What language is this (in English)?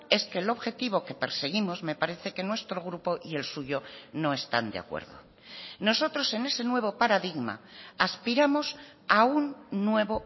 Spanish